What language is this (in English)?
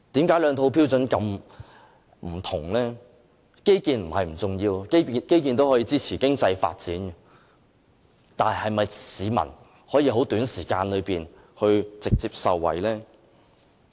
Cantonese